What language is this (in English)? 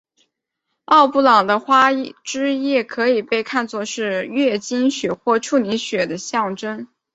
Chinese